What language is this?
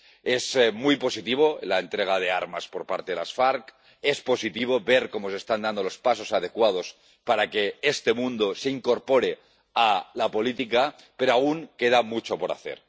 Spanish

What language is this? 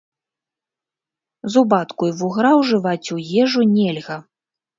Belarusian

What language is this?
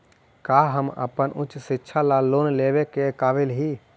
Magahi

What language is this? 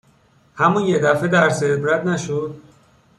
Persian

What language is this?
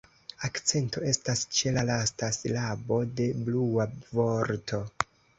Esperanto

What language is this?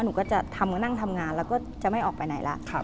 Thai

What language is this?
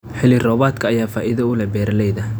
Somali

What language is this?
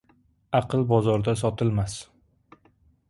Uzbek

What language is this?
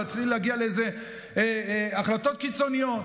Hebrew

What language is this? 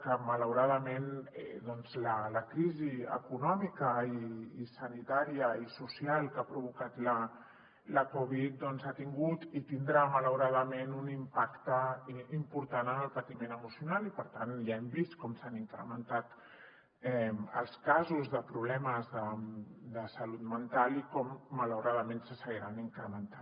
Catalan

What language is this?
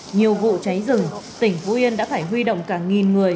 Vietnamese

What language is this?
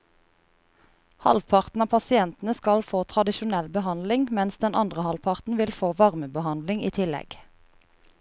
Norwegian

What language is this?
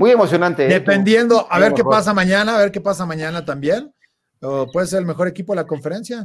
Spanish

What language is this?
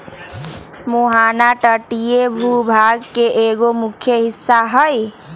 Magahi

